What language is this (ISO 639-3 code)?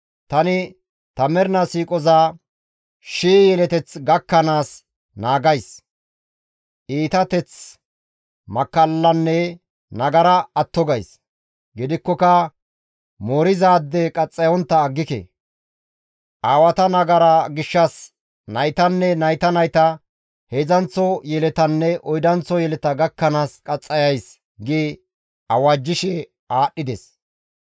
gmv